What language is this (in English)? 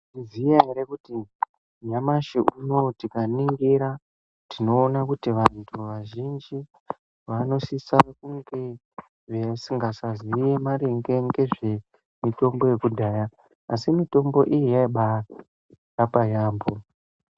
Ndau